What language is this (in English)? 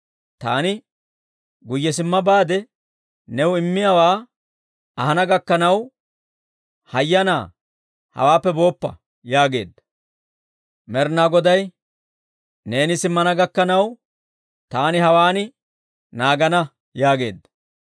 Dawro